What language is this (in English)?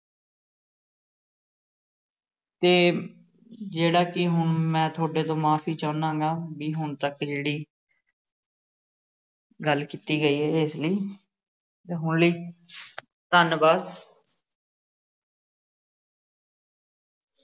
Punjabi